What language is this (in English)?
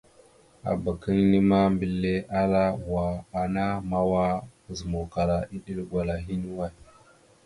Mada (Cameroon)